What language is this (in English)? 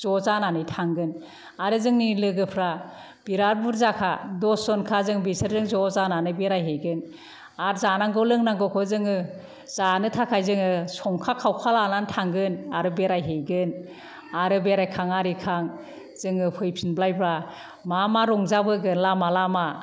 Bodo